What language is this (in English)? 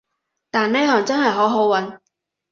Cantonese